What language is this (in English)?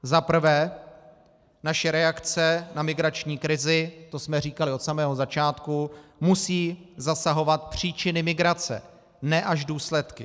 Czech